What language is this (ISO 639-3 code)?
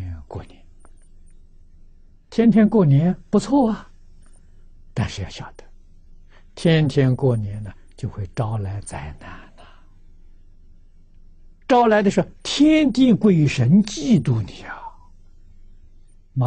zho